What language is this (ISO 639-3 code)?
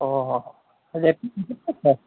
asm